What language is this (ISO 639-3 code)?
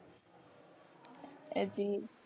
guj